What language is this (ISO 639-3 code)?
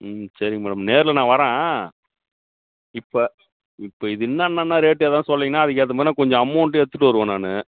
tam